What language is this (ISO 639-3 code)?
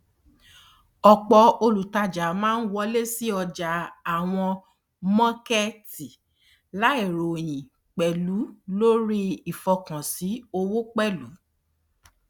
yor